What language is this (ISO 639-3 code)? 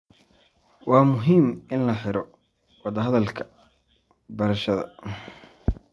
som